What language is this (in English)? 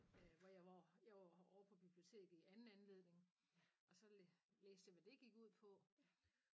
Danish